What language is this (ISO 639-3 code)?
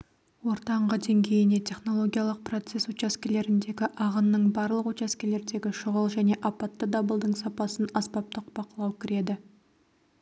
kaz